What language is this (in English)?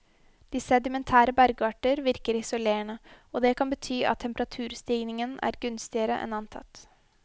Norwegian